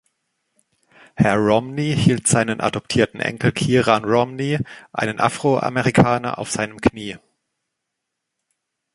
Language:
German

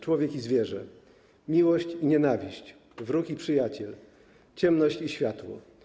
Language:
Polish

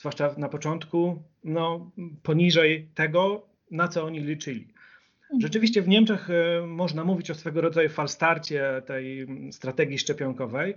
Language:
Polish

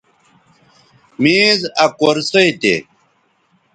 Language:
Bateri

